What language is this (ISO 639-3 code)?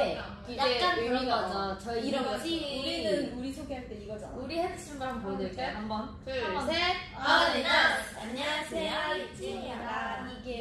kor